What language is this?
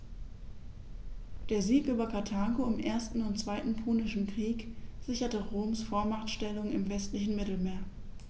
German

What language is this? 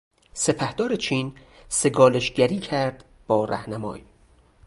Persian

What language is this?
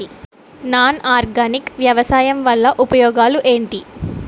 Telugu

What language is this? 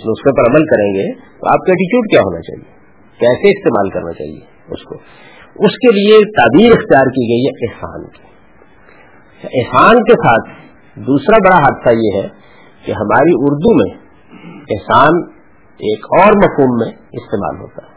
Urdu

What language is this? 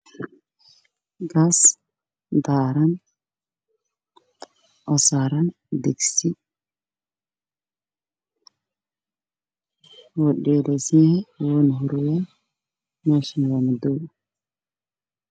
Somali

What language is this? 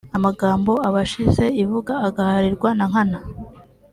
Kinyarwanda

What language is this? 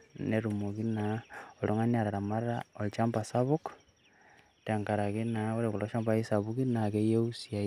Masai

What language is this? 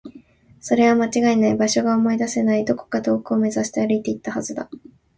Japanese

